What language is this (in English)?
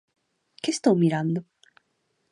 Galician